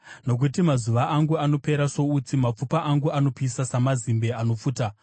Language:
Shona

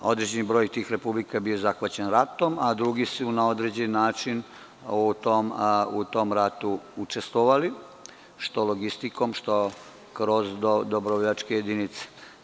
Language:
Serbian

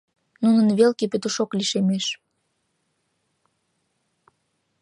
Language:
Mari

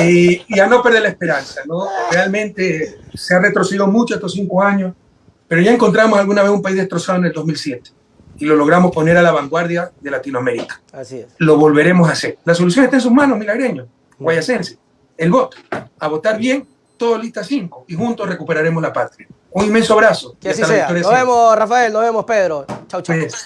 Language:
Spanish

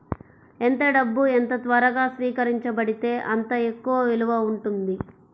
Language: Telugu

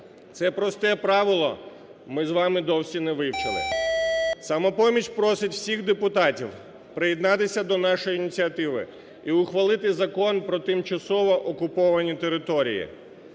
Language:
Ukrainian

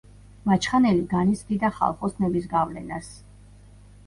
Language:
Georgian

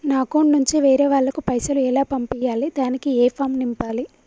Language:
Telugu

